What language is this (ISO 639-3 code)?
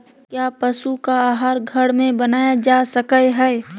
mag